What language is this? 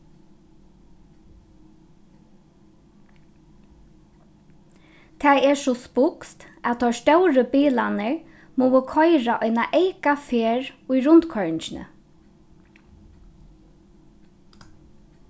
Faroese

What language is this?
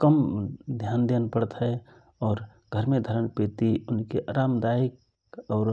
Rana Tharu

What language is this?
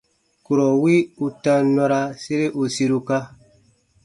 Baatonum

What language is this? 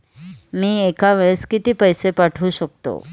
Marathi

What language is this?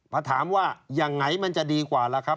Thai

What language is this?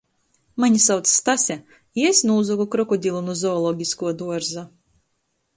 Latgalian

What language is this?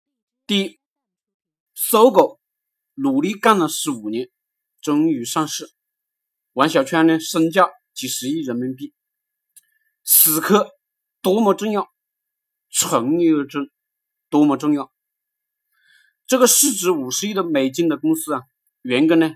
Chinese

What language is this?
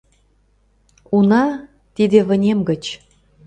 Mari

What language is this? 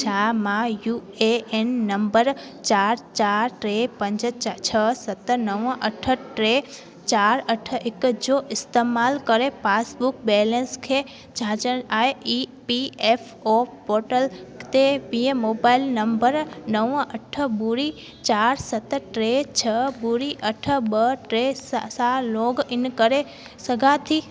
Sindhi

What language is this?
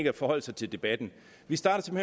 Danish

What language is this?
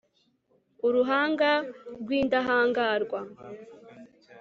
Kinyarwanda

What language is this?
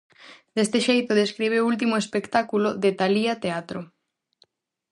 Galician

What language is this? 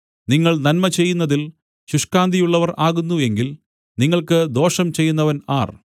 Malayalam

